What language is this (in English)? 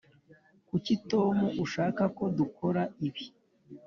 Kinyarwanda